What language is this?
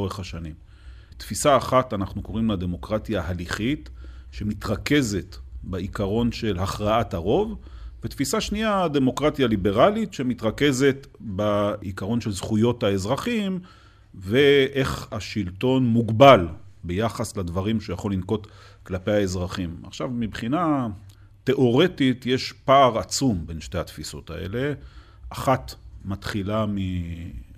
Hebrew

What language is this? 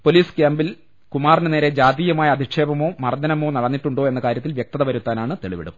Malayalam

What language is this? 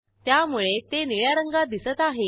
Marathi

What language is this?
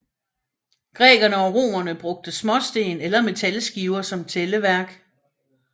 Danish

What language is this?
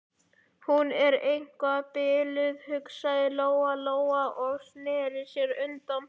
Icelandic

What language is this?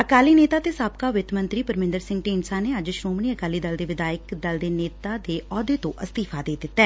Punjabi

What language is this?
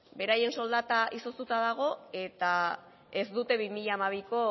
Basque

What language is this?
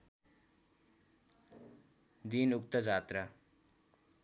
Nepali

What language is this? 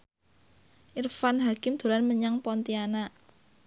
Javanese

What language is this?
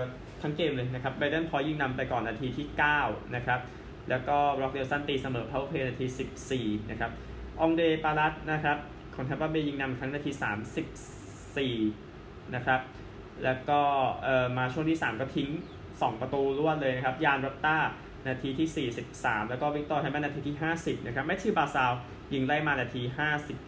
Thai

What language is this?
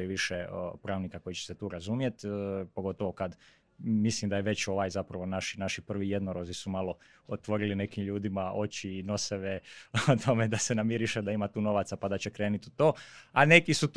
Croatian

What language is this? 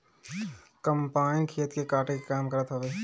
Bhojpuri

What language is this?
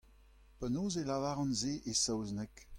Breton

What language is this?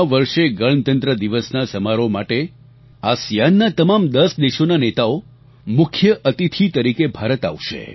Gujarati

